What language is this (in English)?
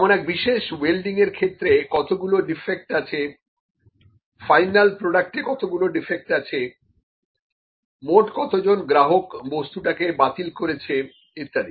Bangla